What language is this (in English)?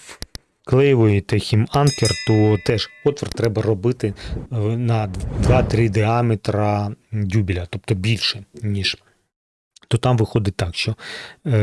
Ukrainian